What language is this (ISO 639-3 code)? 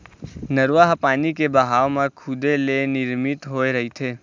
hne